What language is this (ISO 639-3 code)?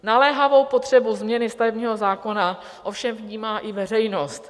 ces